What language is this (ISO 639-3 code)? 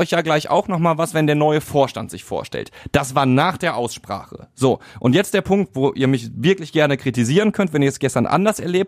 deu